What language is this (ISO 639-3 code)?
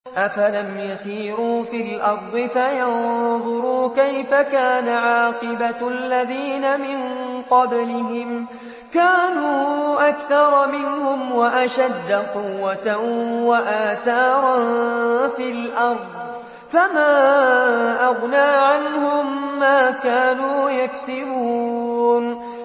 ara